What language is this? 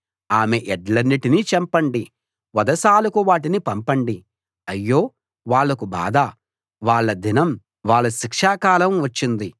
Telugu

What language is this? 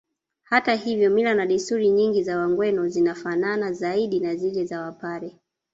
Swahili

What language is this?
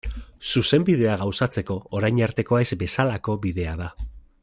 Basque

